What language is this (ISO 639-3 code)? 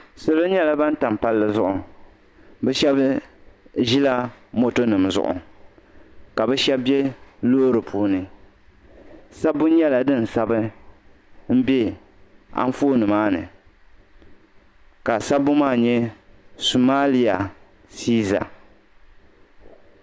dag